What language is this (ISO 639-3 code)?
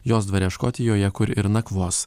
lit